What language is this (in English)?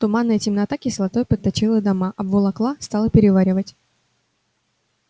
Russian